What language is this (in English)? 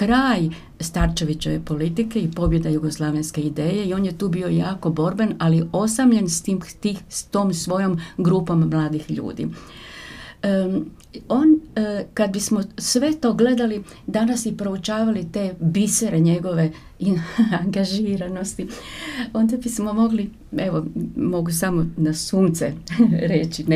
Croatian